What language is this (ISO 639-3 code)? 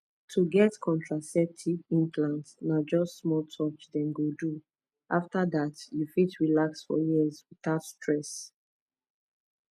pcm